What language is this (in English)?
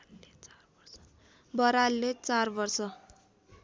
Nepali